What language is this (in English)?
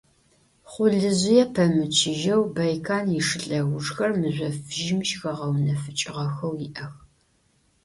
Adyghe